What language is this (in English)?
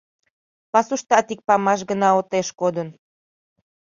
Mari